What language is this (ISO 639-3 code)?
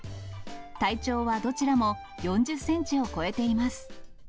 jpn